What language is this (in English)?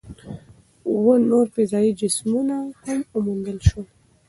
Pashto